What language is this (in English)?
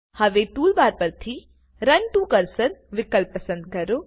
Gujarati